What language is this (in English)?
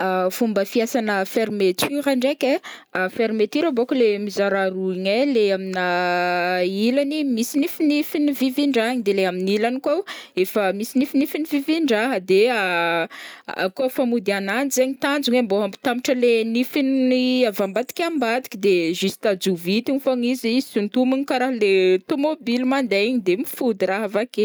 Northern Betsimisaraka Malagasy